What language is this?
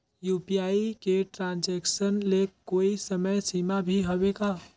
Chhattisgarhi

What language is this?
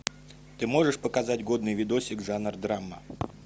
Russian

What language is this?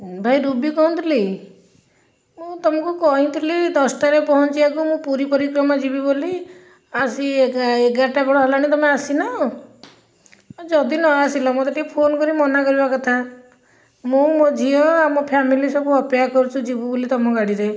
Odia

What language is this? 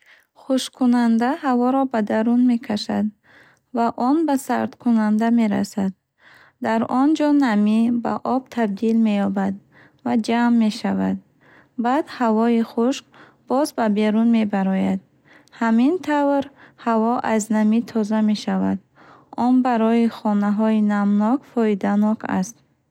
Bukharic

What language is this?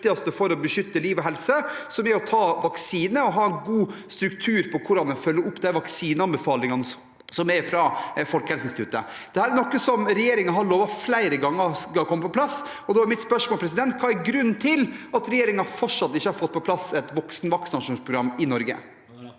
Norwegian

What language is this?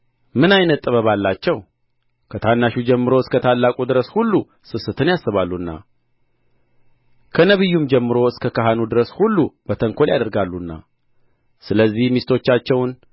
Amharic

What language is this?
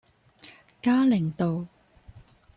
Cantonese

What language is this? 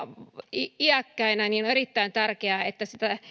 Finnish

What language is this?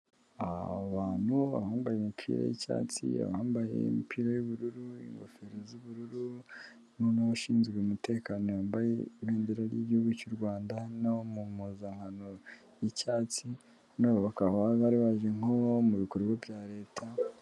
Kinyarwanda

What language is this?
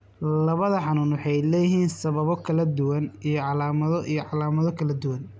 Somali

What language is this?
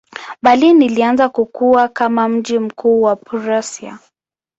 Swahili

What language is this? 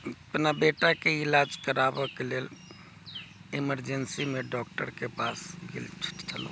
Maithili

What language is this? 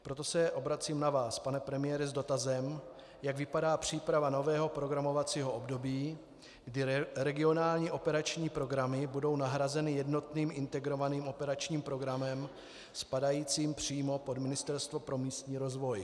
Czech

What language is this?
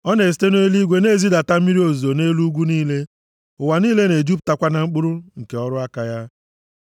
Igbo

